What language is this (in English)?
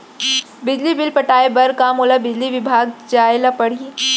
Chhattisgarhi